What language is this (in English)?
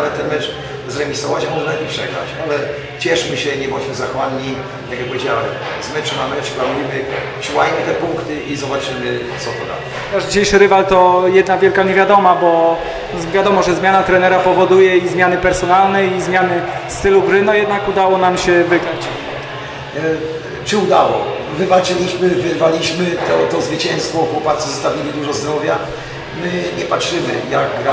Polish